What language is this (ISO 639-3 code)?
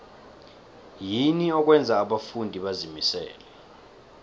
nbl